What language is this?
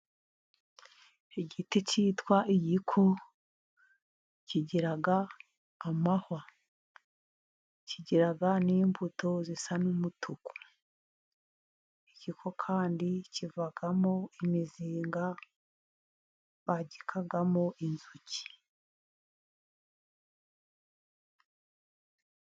Kinyarwanda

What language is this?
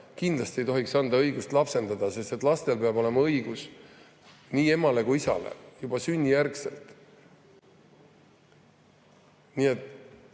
Estonian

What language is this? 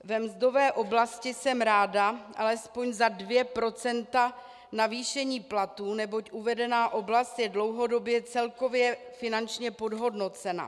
Czech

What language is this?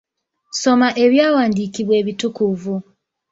Ganda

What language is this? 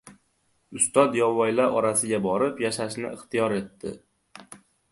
Uzbek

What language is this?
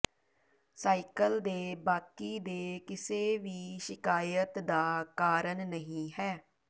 Punjabi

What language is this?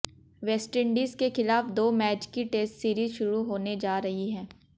Hindi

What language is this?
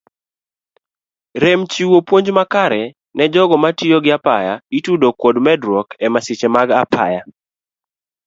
Luo (Kenya and Tanzania)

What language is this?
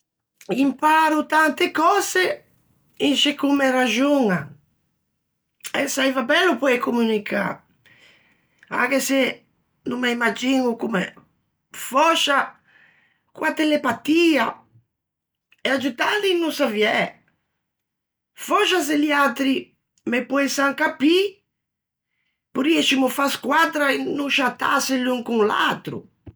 Ligurian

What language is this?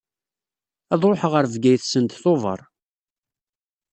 Kabyle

